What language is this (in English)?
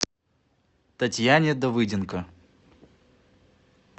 Russian